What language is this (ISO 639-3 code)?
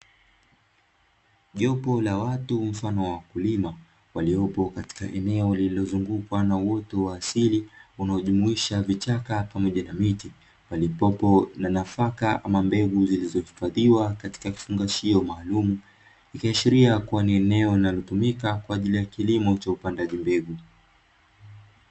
swa